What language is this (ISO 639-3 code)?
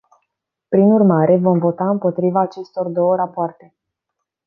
ron